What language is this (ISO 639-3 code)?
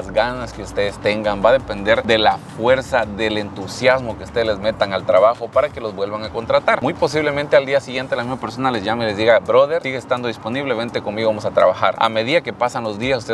spa